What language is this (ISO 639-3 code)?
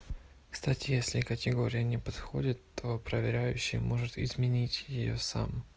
rus